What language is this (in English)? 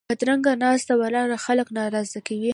Pashto